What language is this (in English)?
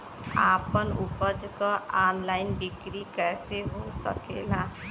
Bhojpuri